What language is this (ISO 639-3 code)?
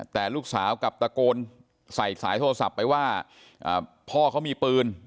tha